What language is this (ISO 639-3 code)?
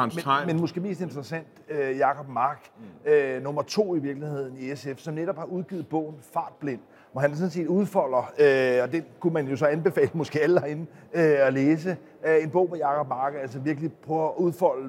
dan